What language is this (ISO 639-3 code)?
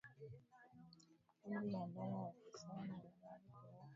swa